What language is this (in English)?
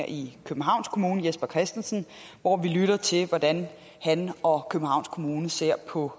Danish